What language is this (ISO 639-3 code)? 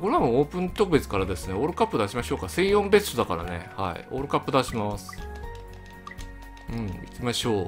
jpn